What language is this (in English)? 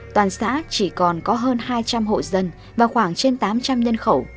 Vietnamese